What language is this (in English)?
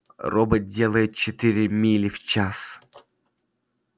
Russian